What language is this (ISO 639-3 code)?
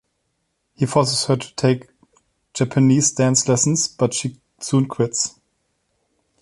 eng